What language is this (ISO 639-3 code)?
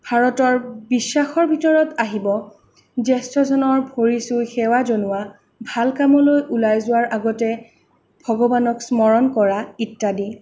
asm